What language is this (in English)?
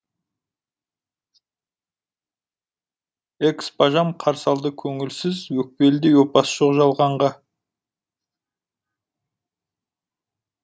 Kazakh